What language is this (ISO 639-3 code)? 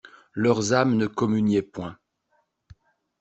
fra